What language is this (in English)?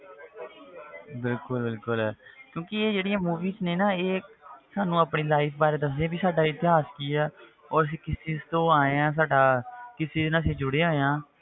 Punjabi